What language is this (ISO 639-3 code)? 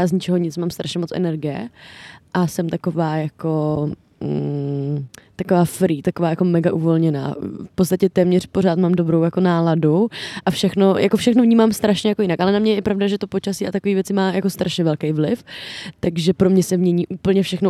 ces